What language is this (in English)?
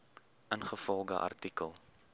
Afrikaans